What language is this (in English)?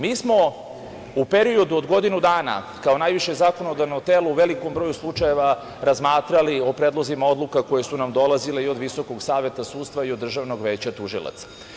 Serbian